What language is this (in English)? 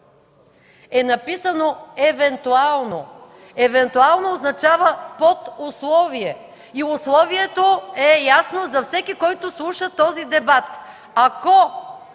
Bulgarian